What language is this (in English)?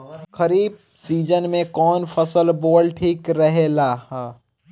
Bhojpuri